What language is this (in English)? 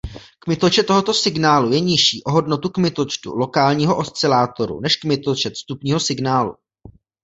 Czech